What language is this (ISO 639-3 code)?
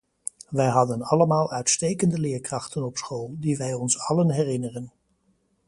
nld